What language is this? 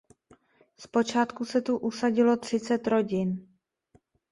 Czech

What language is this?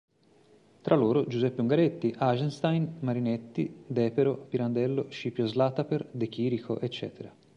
Italian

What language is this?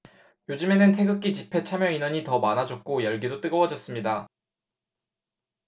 Korean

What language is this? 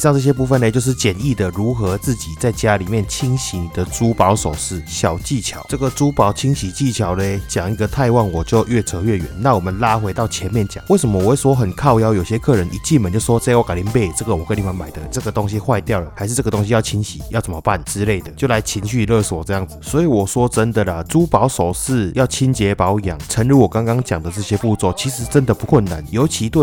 Chinese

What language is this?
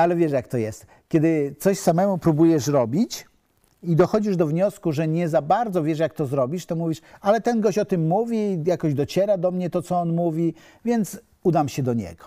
Polish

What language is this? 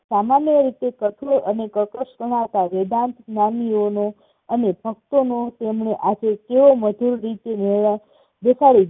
Gujarati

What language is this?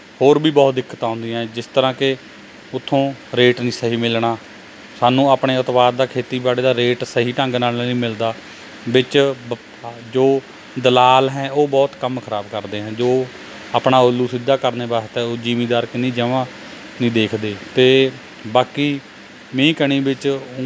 Punjabi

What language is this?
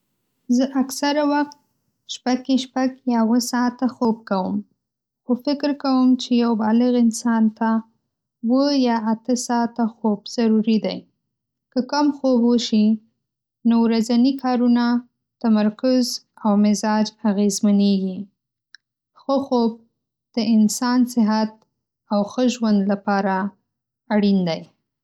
Pashto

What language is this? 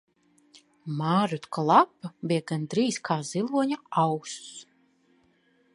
Latvian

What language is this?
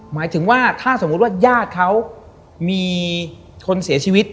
Thai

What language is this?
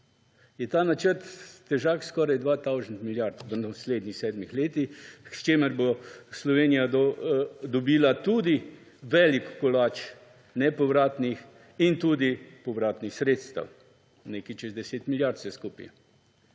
Slovenian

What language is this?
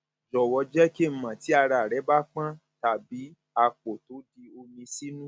Yoruba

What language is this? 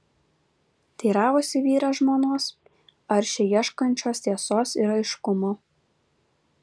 Lithuanian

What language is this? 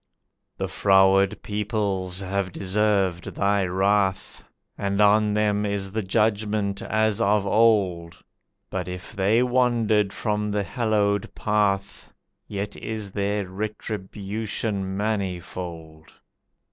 English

